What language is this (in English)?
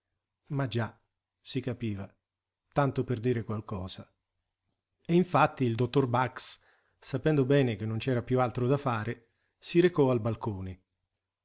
Italian